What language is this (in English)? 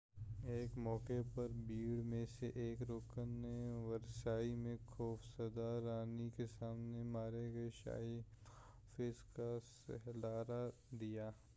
Urdu